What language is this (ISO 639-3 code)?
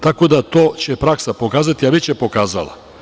srp